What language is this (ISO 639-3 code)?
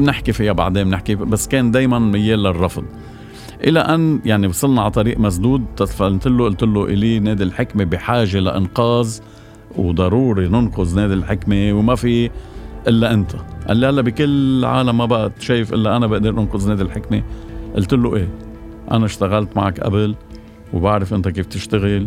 ara